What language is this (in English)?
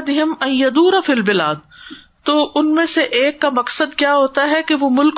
Urdu